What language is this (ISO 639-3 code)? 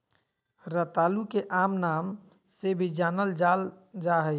mag